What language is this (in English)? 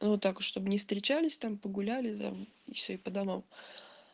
Russian